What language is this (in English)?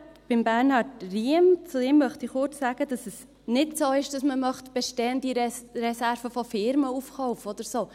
Swiss German